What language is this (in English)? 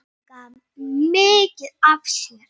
Icelandic